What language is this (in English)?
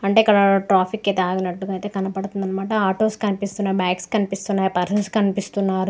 Telugu